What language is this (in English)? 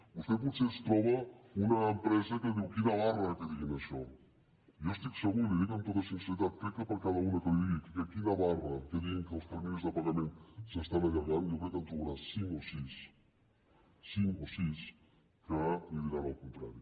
Catalan